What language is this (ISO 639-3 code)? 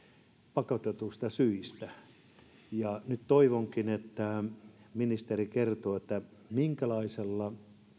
fin